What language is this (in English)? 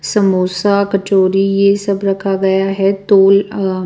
Hindi